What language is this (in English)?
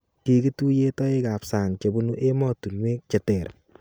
Kalenjin